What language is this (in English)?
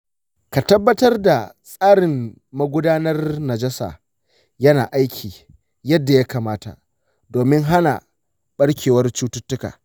Hausa